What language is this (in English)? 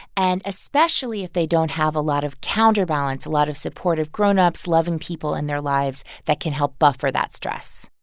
English